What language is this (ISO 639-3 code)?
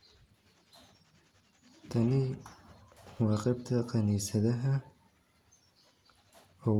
som